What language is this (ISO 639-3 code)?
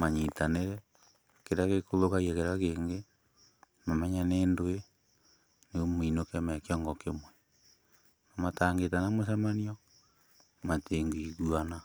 kik